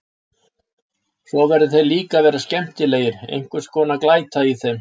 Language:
Icelandic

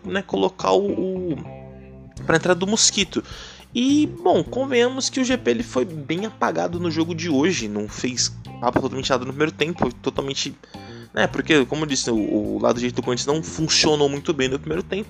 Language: Portuguese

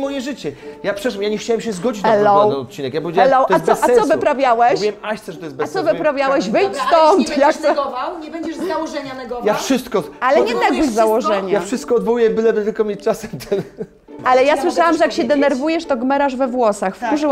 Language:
Polish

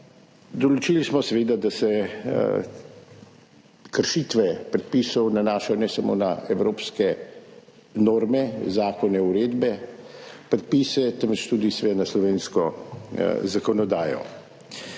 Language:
Slovenian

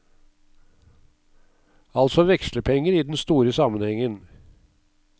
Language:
Norwegian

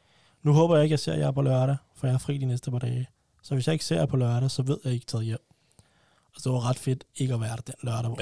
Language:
Danish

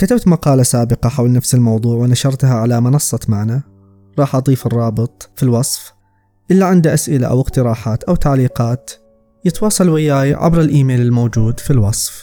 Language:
Arabic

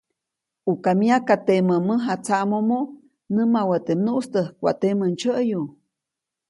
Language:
Copainalá Zoque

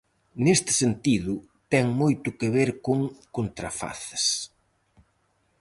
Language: Galician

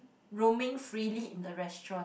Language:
English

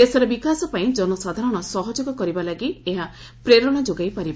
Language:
Odia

